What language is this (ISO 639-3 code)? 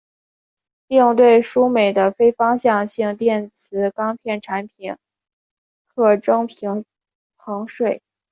zho